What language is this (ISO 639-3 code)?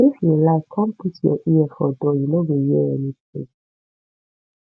pcm